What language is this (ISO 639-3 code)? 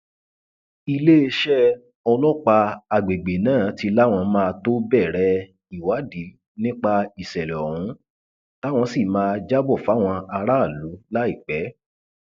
yor